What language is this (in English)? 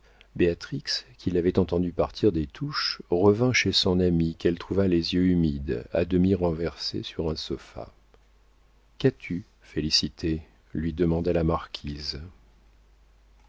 French